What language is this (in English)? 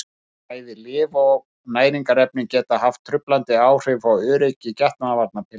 Icelandic